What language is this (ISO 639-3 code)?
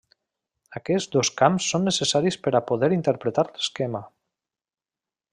cat